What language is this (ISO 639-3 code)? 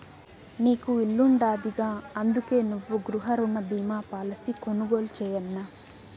tel